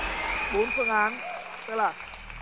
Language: Vietnamese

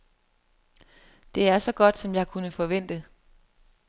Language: Danish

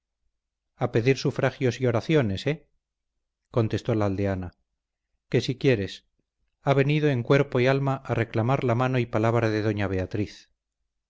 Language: Spanish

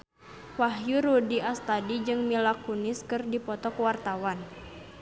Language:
Sundanese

